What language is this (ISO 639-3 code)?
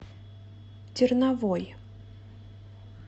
rus